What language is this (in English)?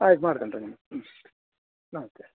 Kannada